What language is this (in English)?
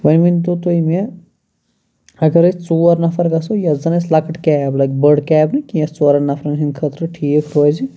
Kashmiri